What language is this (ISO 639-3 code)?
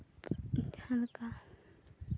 sat